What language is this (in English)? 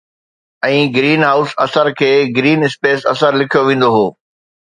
Sindhi